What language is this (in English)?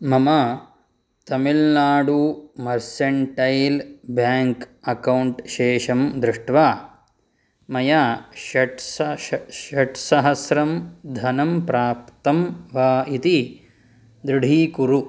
Sanskrit